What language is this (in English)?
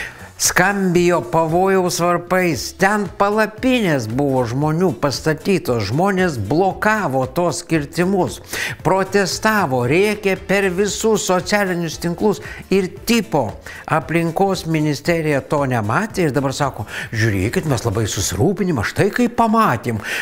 Lithuanian